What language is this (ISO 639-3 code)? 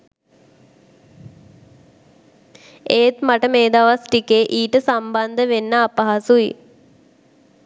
sin